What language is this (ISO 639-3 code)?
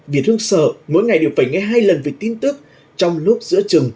vie